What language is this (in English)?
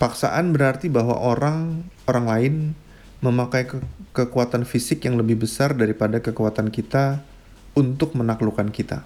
Indonesian